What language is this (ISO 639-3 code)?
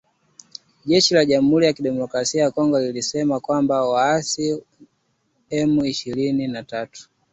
swa